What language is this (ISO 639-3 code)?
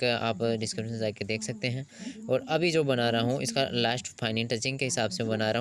hin